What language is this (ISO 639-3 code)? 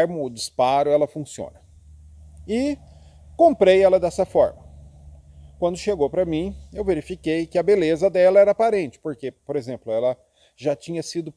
por